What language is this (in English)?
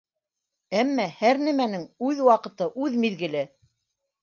Bashkir